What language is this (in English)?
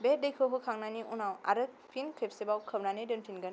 Bodo